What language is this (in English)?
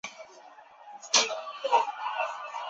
Chinese